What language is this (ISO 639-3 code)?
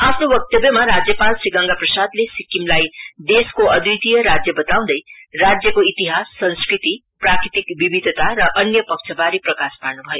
nep